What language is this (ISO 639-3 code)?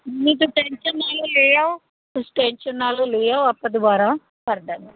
pan